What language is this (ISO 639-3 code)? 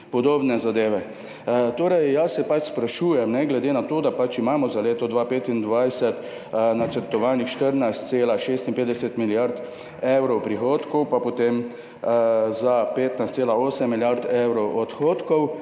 slv